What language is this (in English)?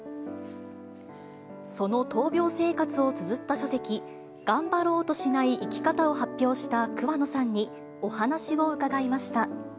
Japanese